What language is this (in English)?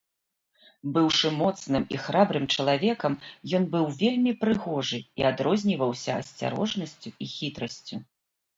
Belarusian